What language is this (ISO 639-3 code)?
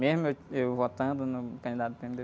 por